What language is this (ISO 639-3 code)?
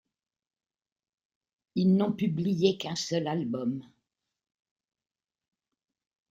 fra